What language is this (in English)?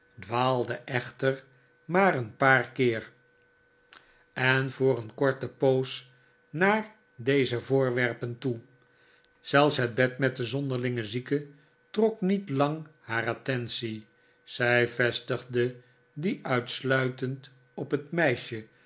Dutch